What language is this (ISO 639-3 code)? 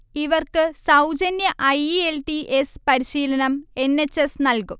mal